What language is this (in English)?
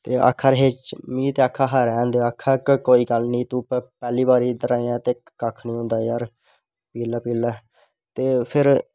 Dogri